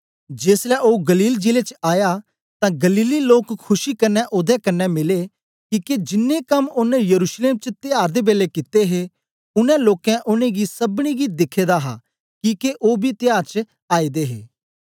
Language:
Dogri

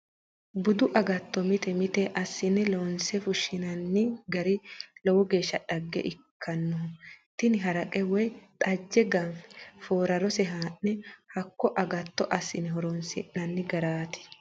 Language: Sidamo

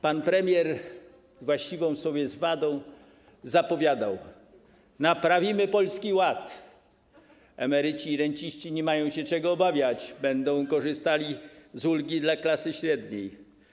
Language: Polish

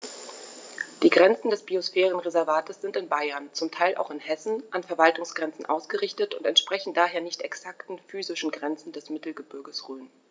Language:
German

